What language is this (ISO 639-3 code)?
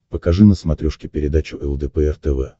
rus